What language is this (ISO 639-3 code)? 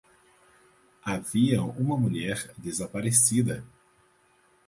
por